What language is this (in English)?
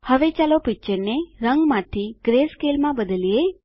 Gujarati